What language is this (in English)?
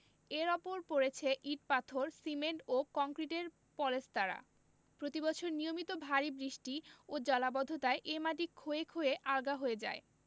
Bangla